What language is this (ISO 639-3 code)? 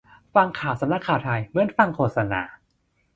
tha